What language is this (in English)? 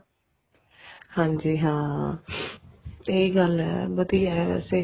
Punjabi